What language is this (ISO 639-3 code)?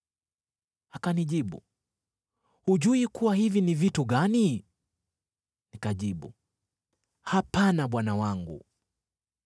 swa